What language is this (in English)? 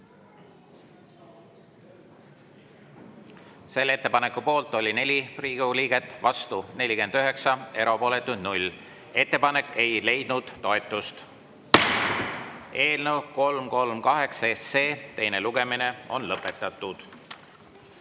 Estonian